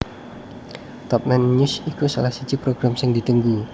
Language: Javanese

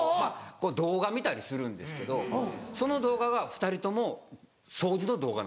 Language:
Japanese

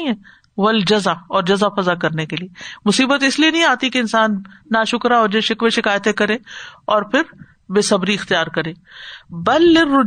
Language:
Urdu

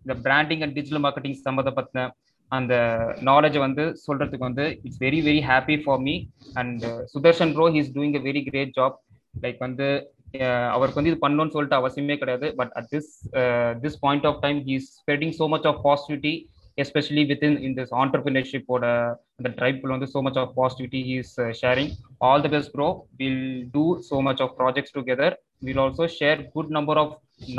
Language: Tamil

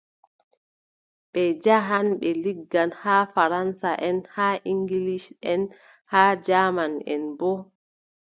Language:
Adamawa Fulfulde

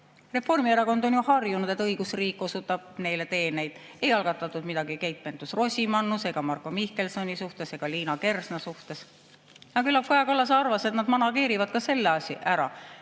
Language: Estonian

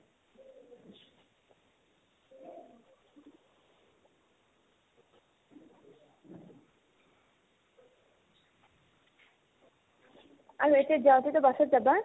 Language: Assamese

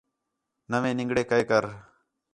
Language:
Khetrani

